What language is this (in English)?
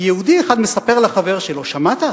Hebrew